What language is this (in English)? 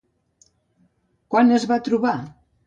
Catalan